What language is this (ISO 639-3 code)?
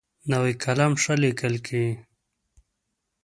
pus